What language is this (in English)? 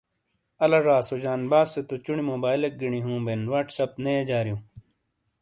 Shina